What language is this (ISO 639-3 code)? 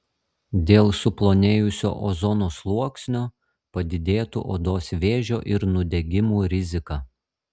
lit